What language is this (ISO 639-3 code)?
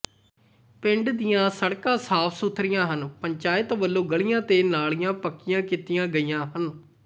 pan